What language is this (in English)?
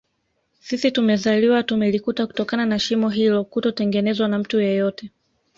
Swahili